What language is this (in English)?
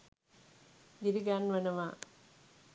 Sinhala